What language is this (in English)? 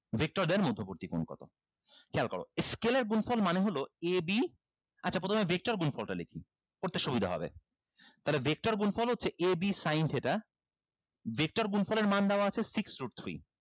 Bangla